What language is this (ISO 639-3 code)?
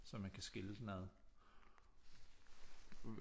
dan